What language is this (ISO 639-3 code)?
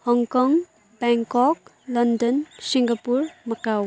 nep